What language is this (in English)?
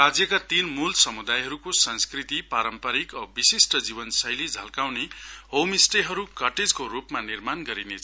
Nepali